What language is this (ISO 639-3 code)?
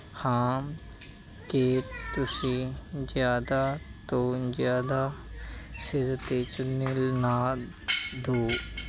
pan